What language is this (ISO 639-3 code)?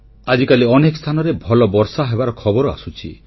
ori